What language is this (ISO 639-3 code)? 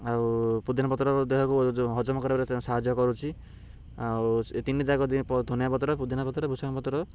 ori